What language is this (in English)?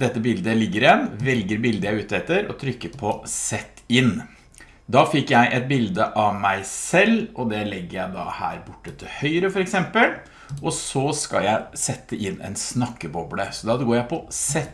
Norwegian